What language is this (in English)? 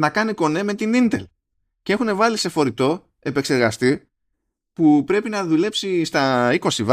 Greek